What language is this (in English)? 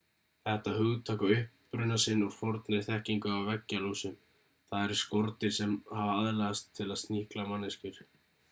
Icelandic